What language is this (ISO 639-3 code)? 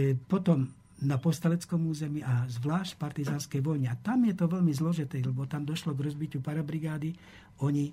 slk